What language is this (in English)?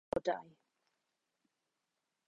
Welsh